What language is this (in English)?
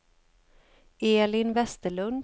Swedish